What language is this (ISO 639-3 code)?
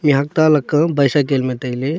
nnp